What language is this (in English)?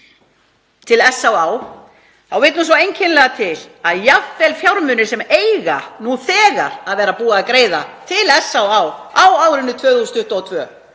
Icelandic